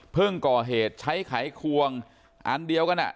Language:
Thai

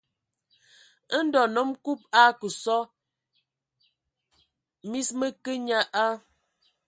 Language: Ewondo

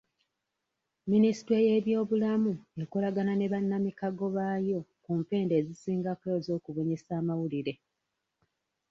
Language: Ganda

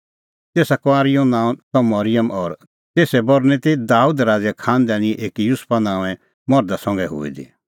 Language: Kullu Pahari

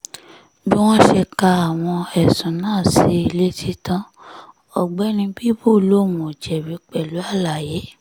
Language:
Yoruba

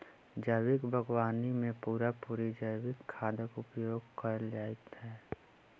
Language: Maithili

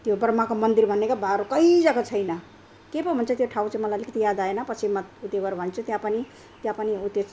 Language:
Nepali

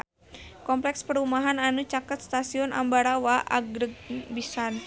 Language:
Sundanese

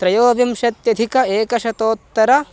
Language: Sanskrit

